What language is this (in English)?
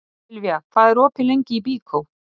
Icelandic